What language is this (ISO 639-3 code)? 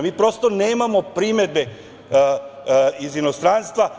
srp